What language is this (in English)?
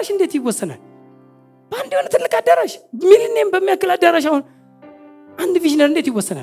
Amharic